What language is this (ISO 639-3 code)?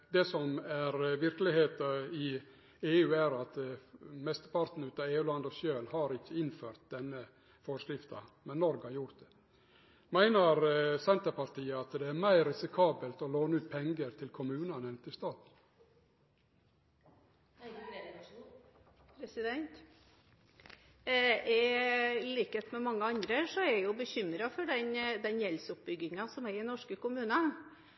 nor